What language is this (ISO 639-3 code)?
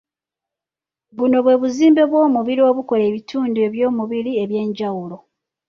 lug